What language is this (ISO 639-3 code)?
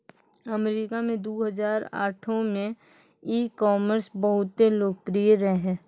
mai